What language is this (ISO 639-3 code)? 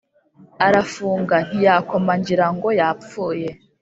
kin